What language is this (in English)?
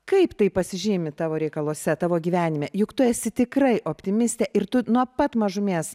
Lithuanian